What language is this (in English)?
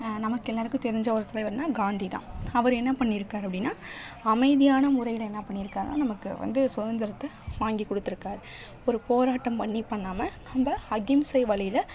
Tamil